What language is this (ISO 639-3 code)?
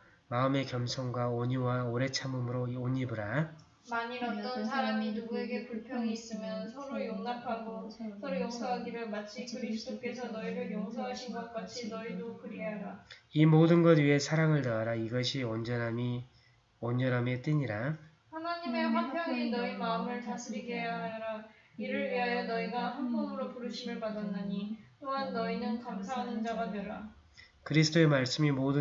kor